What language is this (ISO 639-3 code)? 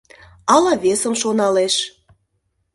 chm